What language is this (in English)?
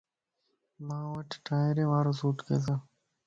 Lasi